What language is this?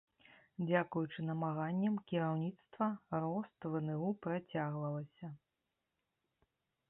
Belarusian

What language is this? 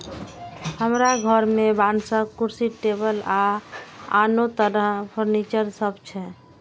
Maithili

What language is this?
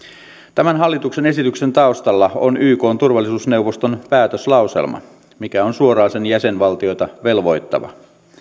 Finnish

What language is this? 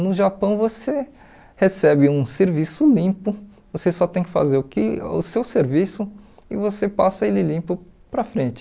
Portuguese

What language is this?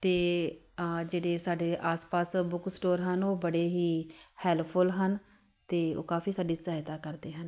Punjabi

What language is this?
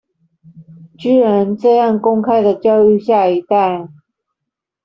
Chinese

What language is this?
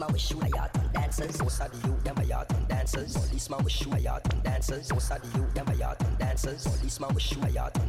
English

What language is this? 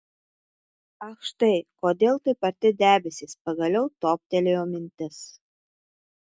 Lithuanian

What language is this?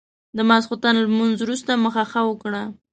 Pashto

